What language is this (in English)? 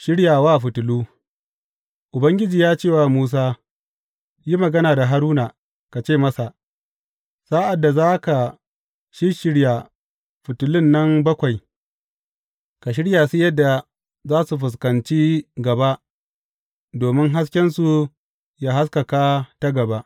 Hausa